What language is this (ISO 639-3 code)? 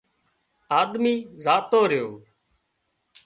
kxp